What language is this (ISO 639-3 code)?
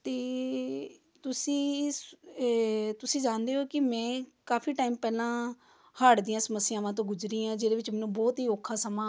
pan